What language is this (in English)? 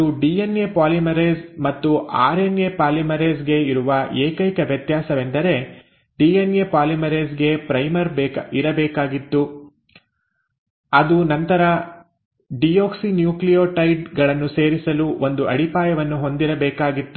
Kannada